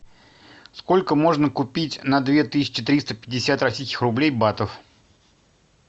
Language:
Russian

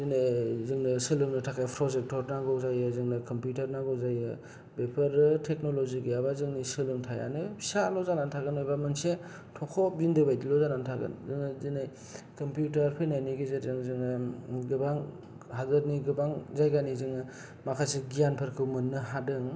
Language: Bodo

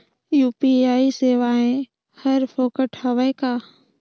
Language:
Chhattisgarhi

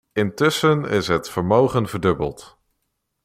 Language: Dutch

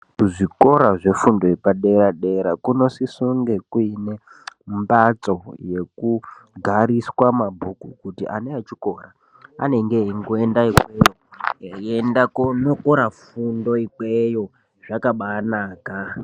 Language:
Ndau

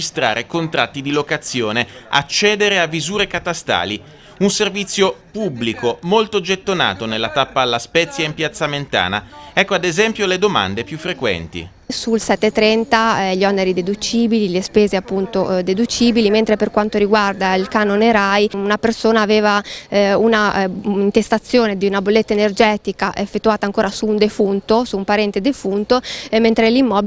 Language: Italian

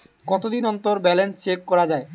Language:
Bangla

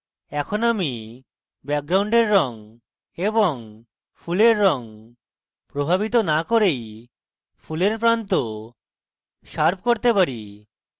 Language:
Bangla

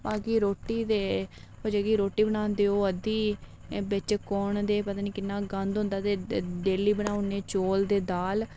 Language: Dogri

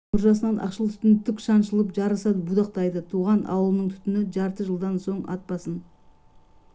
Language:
Kazakh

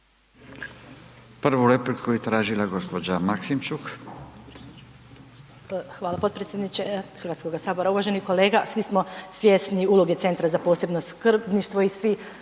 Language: Croatian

